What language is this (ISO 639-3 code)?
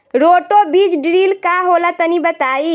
bho